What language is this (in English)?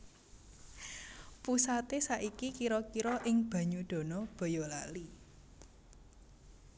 Javanese